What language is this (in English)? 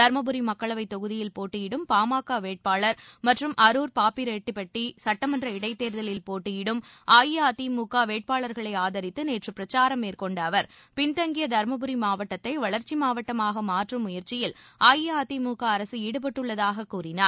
Tamil